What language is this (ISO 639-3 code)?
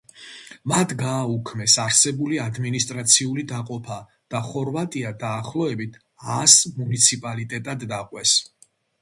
kat